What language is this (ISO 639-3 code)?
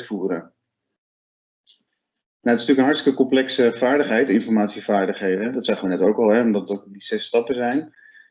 nld